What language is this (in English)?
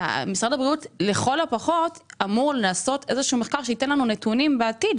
Hebrew